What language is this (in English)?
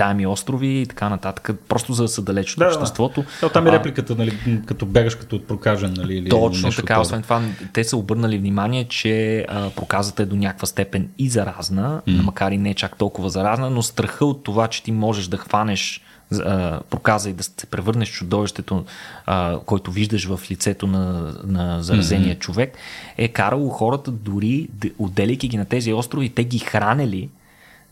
Bulgarian